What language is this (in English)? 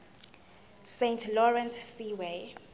Zulu